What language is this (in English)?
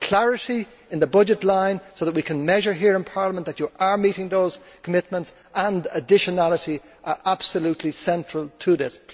English